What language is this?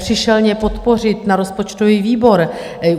Czech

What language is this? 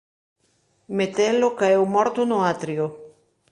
Galician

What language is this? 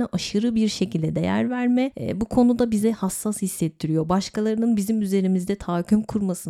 Turkish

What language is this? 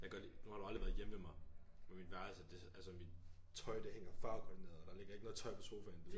Danish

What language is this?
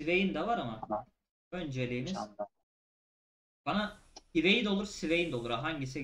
Turkish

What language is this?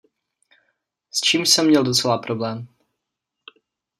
Czech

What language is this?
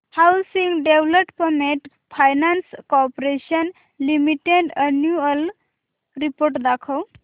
Marathi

